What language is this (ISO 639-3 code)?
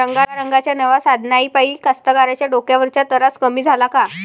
mar